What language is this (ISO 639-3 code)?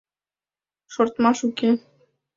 chm